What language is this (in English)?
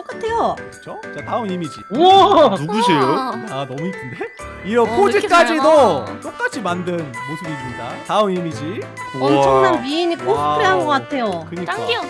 Korean